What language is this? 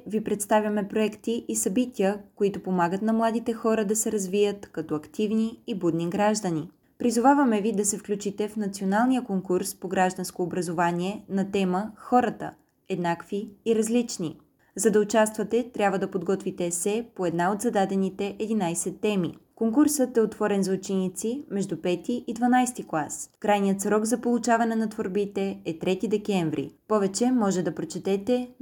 Bulgarian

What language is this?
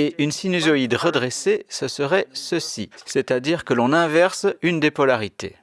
French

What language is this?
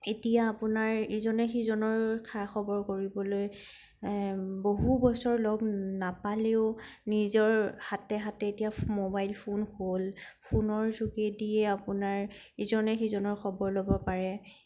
Assamese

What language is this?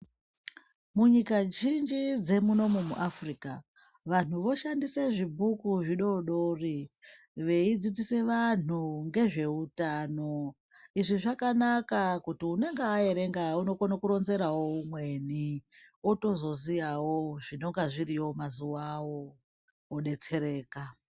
Ndau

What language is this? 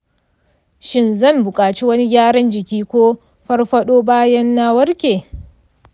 Hausa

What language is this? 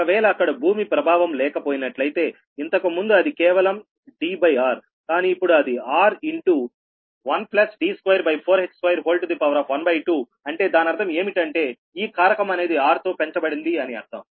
Telugu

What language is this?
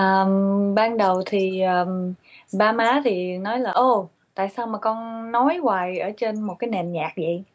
Vietnamese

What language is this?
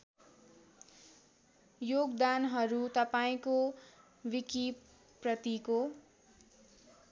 Nepali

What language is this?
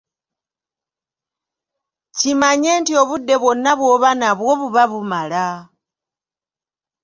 Ganda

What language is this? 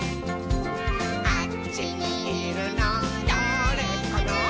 Japanese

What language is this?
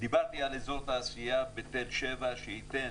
Hebrew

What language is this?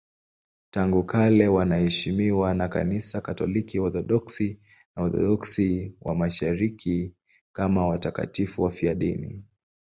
Swahili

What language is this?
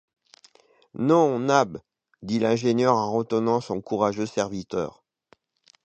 French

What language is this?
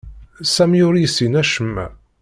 Kabyle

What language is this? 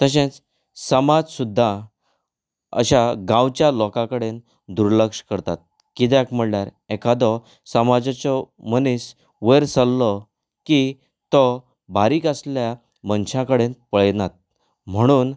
Konkani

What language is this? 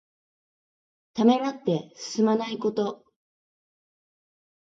Japanese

